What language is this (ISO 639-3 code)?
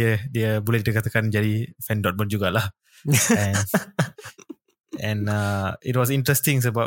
msa